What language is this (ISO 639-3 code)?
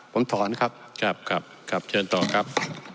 tha